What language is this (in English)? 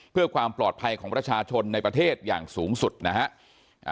Thai